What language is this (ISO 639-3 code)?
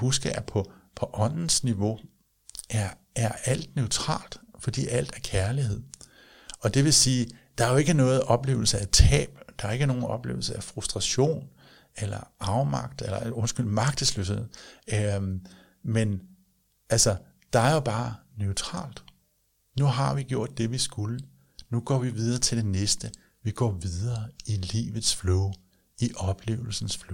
dan